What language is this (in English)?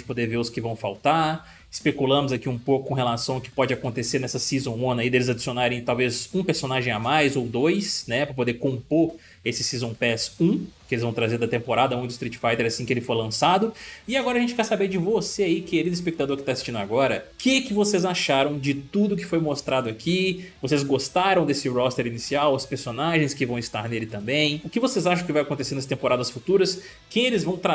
Portuguese